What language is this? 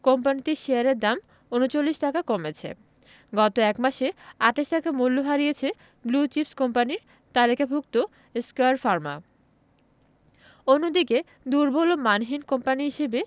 Bangla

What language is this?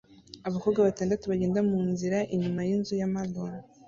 Kinyarwanda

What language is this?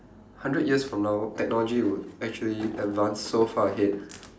English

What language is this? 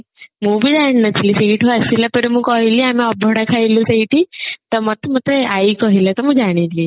Odia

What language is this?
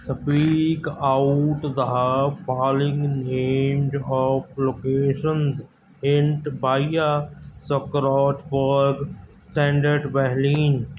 Punjabi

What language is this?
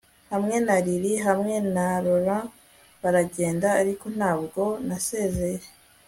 Kinyarwanda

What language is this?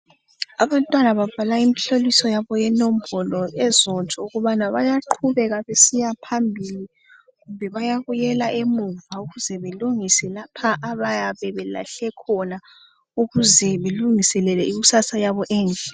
North Ndebele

